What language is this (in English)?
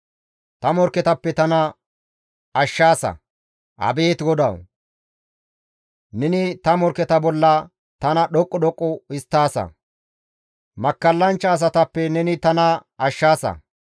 Gamo